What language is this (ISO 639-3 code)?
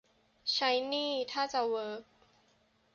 tha